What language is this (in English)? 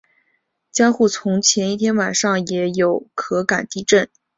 Chinese